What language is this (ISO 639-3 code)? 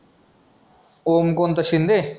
mar